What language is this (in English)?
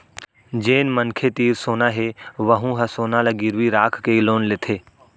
Chhattisgarhi